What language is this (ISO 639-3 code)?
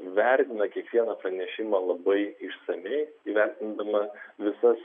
lit